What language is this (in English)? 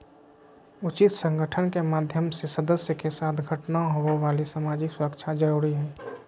Magahi